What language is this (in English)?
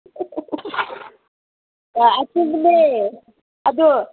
Manipuri